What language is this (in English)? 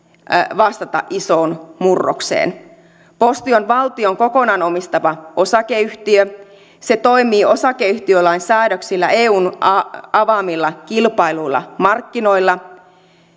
Finnish